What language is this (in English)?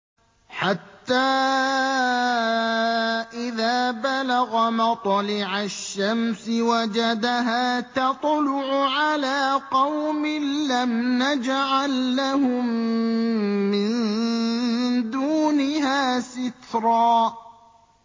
Arabic